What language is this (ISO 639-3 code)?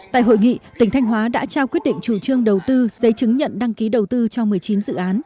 vie